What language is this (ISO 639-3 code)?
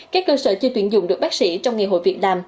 vie